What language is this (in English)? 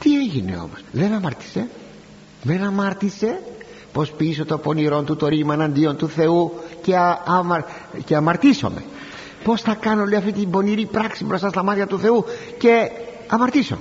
Greek